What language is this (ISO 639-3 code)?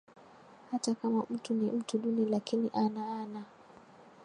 swa